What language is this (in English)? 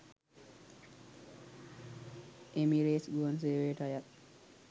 Sinhala